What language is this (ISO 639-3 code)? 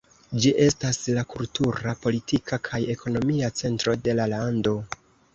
epo